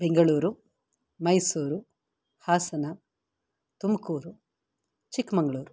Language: Sanskrit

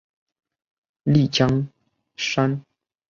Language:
Chinese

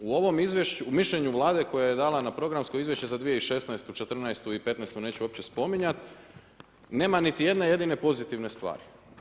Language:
Croatian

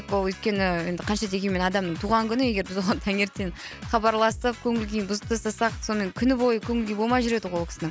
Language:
Kazakh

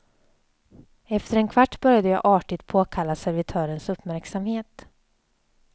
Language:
Swedish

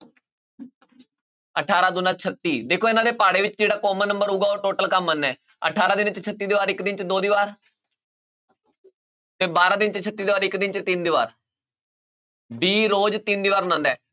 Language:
Punjabi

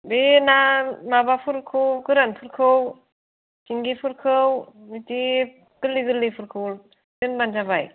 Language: Bodo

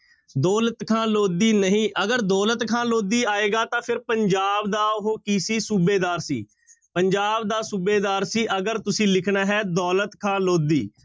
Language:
Punjabi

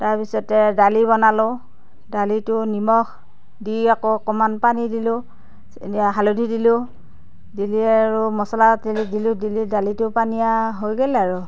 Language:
Assamese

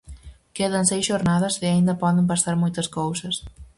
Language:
Galician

